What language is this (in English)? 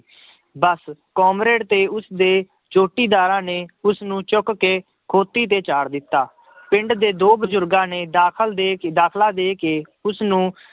Punjabi